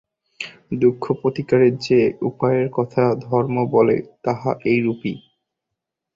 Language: Bangla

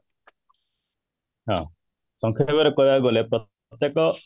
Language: Odia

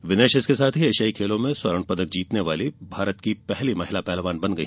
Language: Hindi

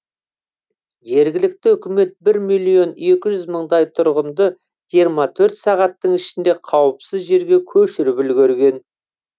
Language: Kazakh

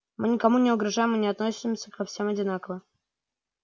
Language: Russian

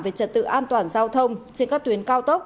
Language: Vietnamese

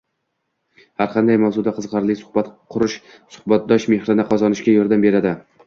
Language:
Uzbek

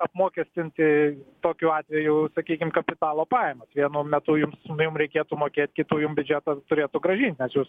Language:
Lithuanian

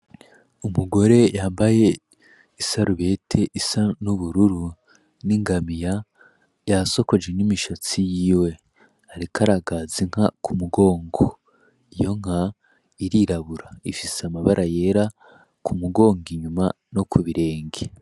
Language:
Rundi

